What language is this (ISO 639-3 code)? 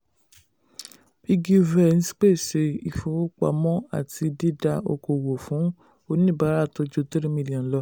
yor